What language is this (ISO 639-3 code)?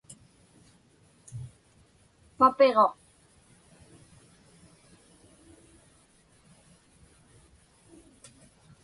ipk